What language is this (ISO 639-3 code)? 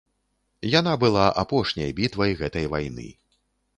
bel